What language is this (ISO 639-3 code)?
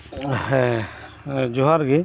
sat